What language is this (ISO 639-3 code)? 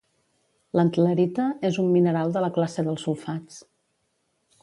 cat